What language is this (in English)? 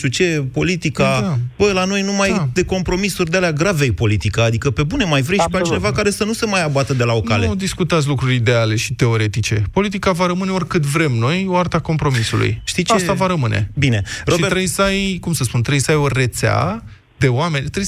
Romanian